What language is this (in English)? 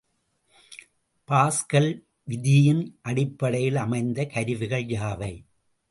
Tamil